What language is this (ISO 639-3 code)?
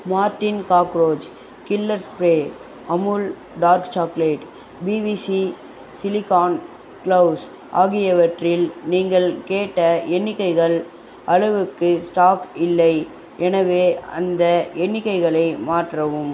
tam